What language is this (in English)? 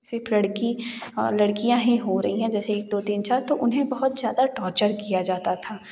Hindi